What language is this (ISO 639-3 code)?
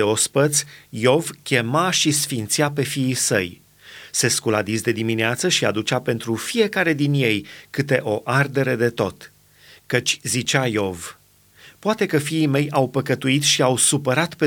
ron